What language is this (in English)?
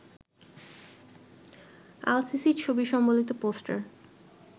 Bangla